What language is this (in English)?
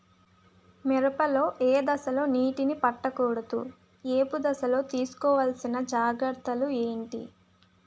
Telugu